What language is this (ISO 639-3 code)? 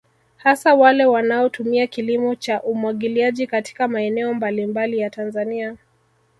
swa